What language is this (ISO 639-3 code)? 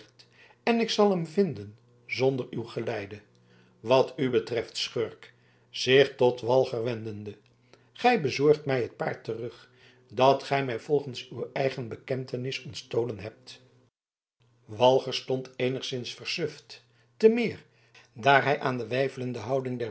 nld